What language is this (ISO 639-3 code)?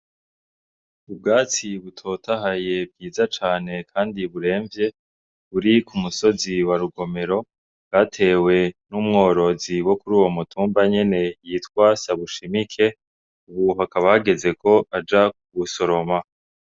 run